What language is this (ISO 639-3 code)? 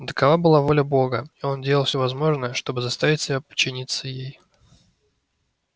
rus